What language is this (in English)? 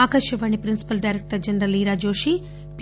Telugu